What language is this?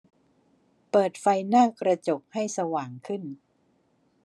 Thai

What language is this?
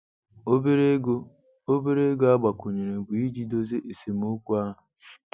Igbo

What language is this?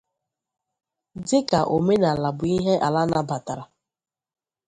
Igbo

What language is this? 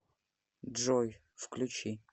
Russian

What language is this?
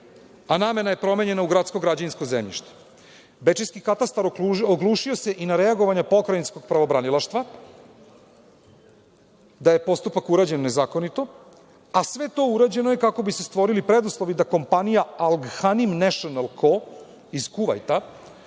Serbian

